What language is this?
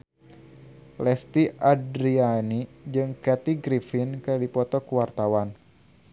Sundanese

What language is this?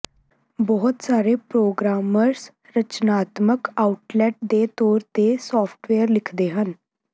Punjabi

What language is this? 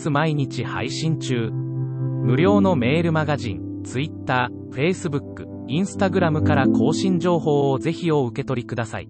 Japanese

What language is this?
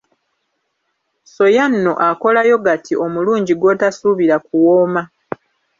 Ganda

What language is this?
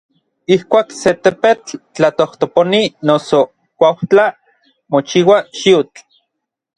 Orizaba Nahuatl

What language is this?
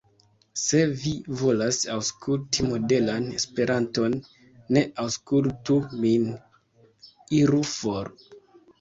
Esperanto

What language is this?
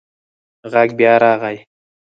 Pashto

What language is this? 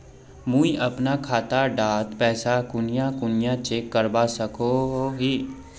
Magahi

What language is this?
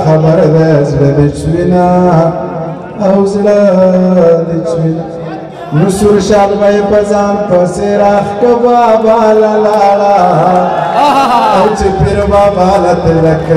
Arabic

